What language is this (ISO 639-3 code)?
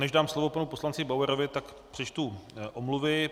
ces